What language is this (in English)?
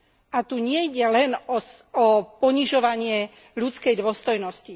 Slovak